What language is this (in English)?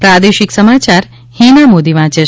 Gujarati